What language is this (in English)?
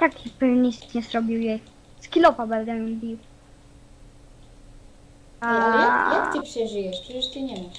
Polish